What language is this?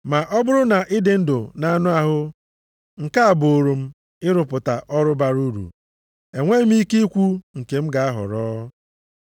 Igbo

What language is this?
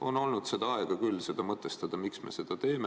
Estonian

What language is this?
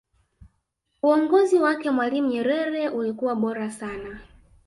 Swahili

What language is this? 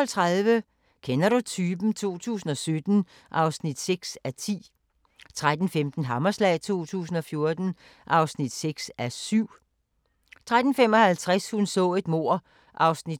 Danish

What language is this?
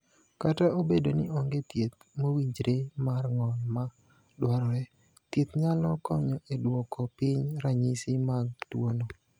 Luo (Kenya and Tanzania)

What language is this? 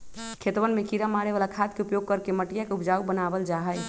Magahi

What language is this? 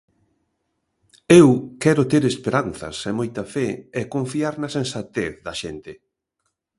Galician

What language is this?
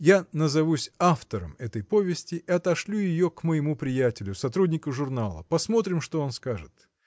Russian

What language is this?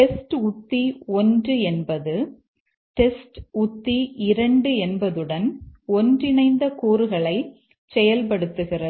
Tamil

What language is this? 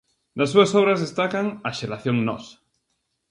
Galician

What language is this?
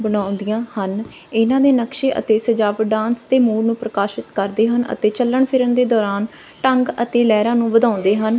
Punjabi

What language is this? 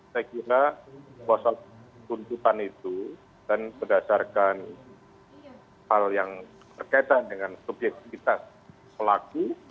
Indonesian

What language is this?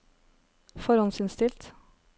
Norwegian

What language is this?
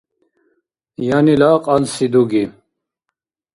Dargwa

